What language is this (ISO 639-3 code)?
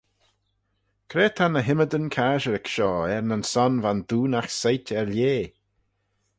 glv